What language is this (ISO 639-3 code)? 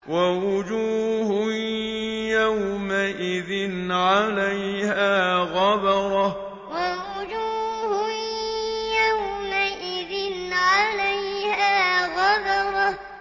ara